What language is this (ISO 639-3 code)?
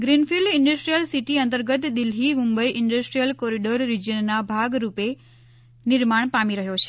guj